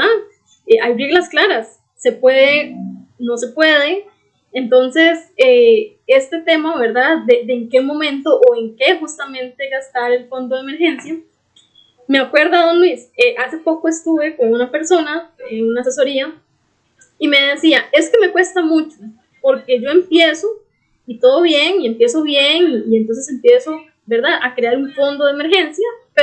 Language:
Spanish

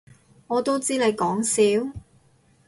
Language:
Cantonese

